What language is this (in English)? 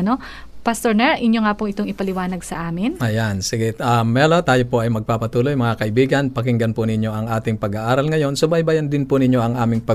Filipino